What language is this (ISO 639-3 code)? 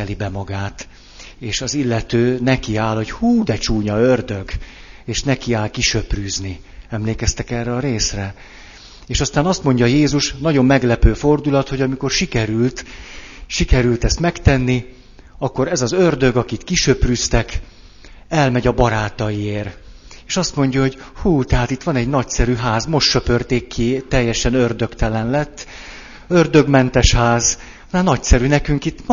hun